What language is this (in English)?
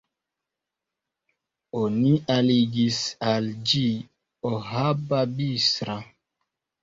Esperanto